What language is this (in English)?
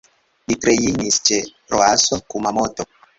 Esperanto